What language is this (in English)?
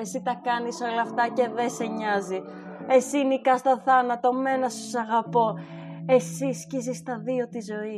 Greek